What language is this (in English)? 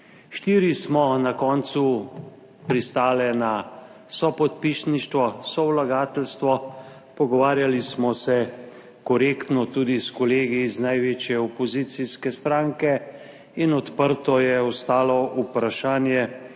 Slovenian